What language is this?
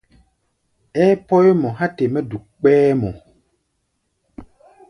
Gbaya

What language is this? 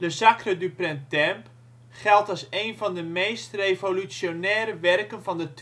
Dutch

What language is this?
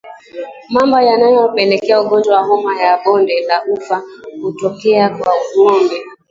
Swahili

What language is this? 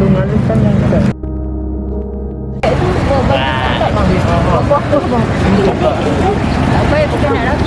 Malay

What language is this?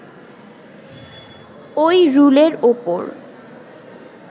Bangla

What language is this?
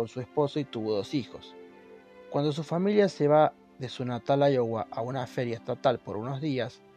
Spanish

